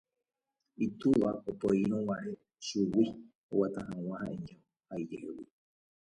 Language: Guarani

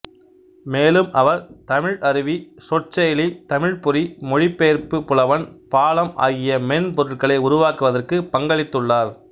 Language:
Tamil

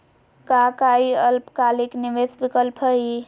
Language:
Magahi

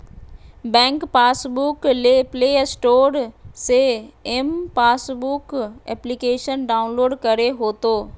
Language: Magahi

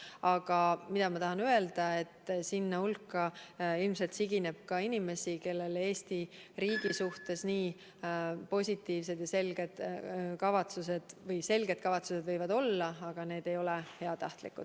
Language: Estonian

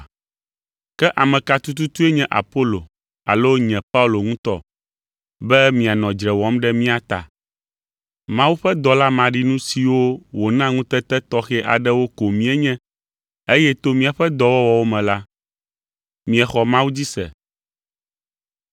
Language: Ewe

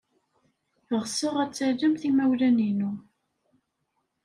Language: Kabyle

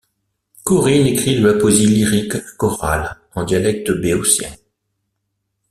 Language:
French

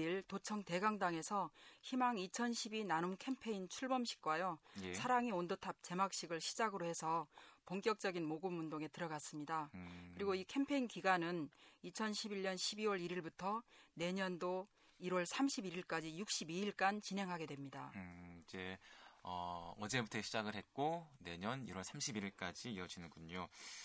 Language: Korean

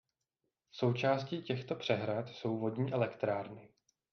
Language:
Czech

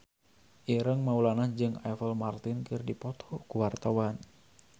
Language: Sundanese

